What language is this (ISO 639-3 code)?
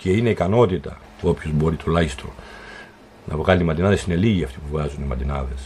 ell